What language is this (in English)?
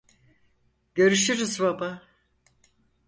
Turkish